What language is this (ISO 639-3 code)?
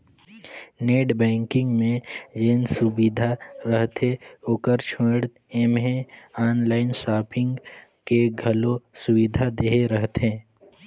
hne